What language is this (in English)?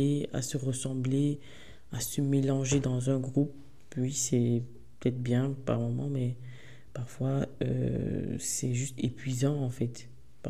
French